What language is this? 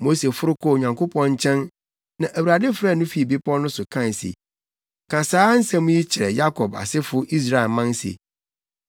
Akan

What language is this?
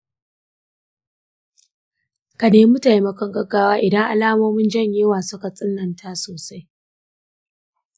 Hausa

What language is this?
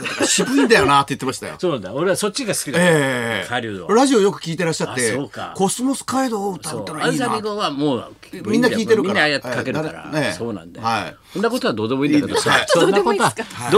Japanese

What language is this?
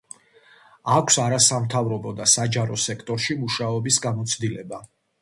Georgian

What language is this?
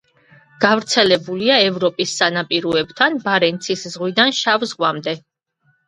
Georgian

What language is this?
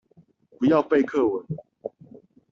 Chinese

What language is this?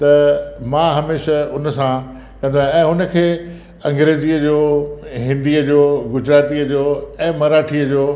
Sindhi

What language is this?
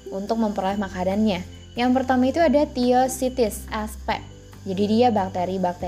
Indonesian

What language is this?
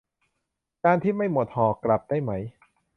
Thai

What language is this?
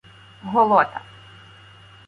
Ukrainian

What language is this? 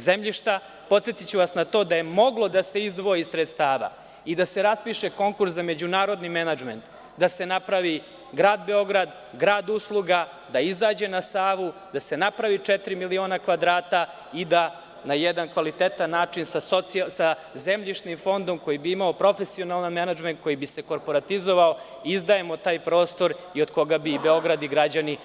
Serbian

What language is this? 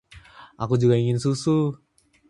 Indonesian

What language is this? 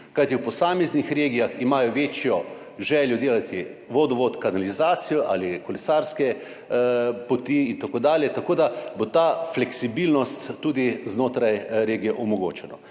Slovenian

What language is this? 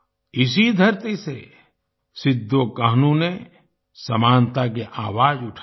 Hindi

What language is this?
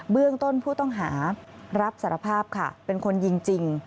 Thai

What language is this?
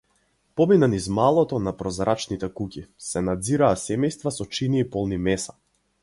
Macedonian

